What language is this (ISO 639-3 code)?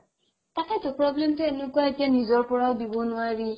asm